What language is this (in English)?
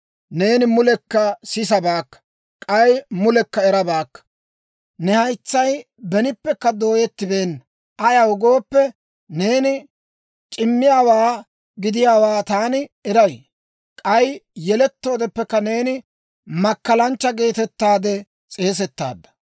Dawro